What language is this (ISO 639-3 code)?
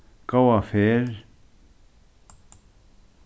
fao